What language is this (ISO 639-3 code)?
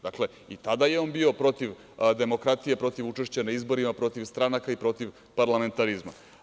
srp